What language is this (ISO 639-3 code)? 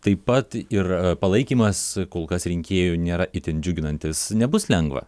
lit